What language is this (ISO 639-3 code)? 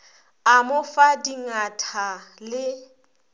nso